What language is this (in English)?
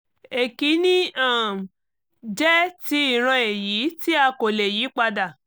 Yoruba